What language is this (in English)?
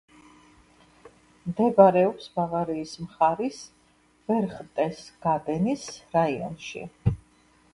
Georgian